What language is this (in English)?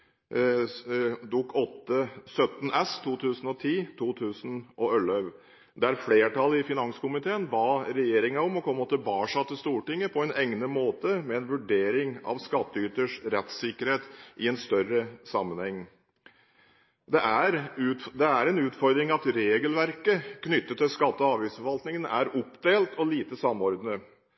Norwegian Bokmål